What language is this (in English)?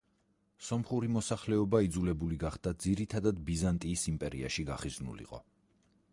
Georgian